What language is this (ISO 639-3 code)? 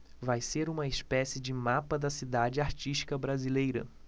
por